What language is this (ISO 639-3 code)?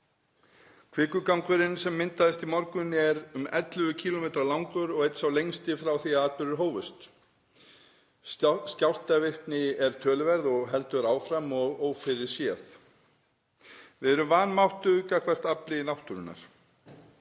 isl